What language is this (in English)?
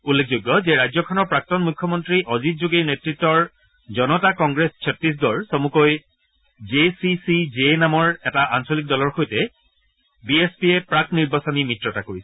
Assamese